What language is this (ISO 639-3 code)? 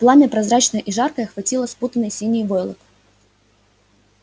rus